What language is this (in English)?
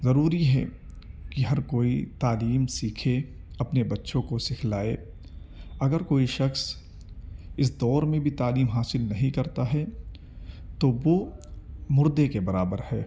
Urdu